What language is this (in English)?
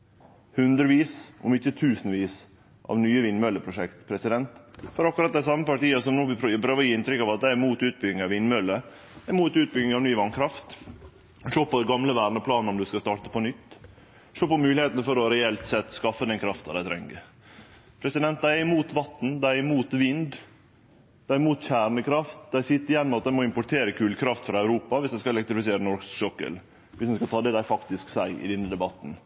Norwegian Nynorsk